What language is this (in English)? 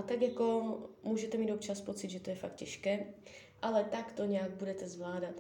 Czech